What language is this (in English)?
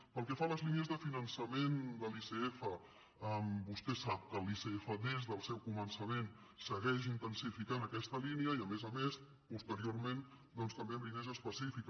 Catalan